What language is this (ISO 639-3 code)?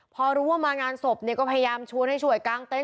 tha